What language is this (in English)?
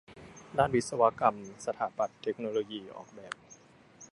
Thai